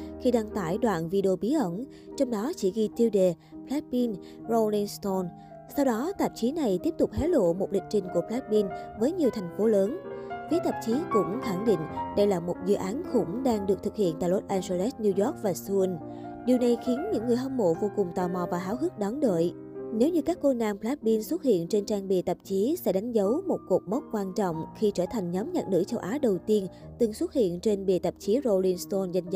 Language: Vietnamese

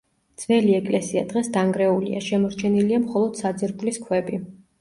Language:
Georgian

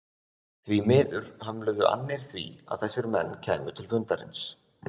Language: Icelandic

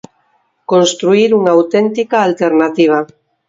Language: Galician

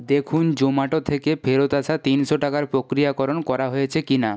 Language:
Bangla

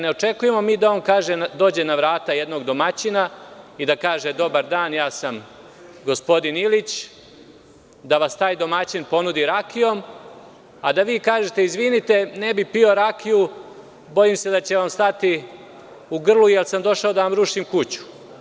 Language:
Serbian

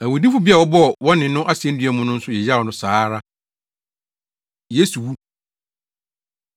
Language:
Akan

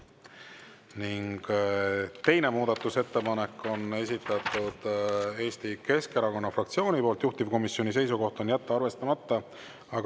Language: Estonian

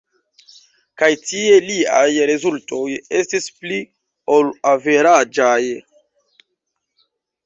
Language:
Esperanto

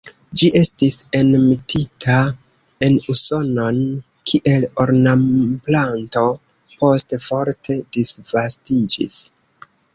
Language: Esperanto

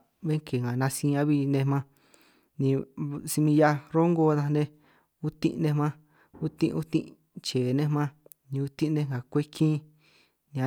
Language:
San Martín Itunyoso Triqui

